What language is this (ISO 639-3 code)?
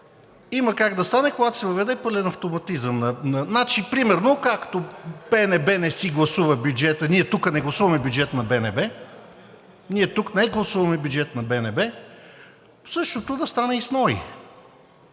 bul